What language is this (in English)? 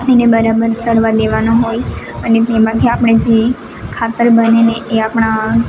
Gujarati